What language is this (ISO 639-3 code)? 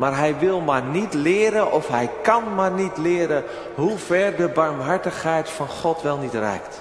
nld